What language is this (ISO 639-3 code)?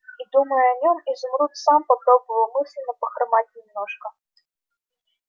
rus